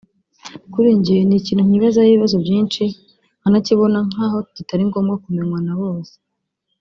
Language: Kinyarwanda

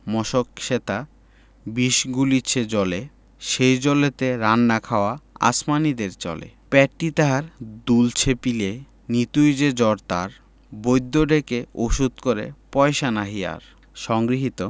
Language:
Bangla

